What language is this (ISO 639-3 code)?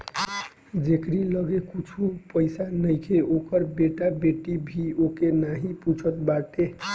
bho